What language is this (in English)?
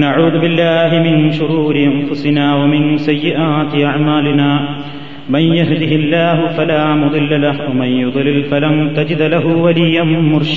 Malayalam